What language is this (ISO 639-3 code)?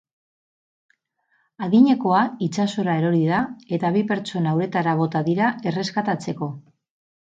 eus